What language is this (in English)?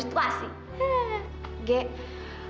Indonesian